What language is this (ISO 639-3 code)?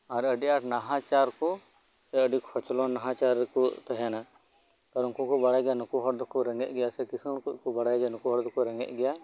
sat